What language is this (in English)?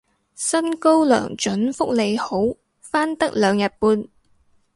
Cantonese